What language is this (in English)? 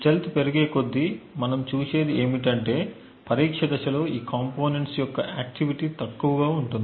Telugu